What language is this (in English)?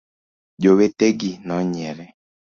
Luo (Kenya and Tanzania)